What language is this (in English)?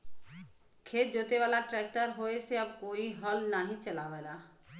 Bhojpuri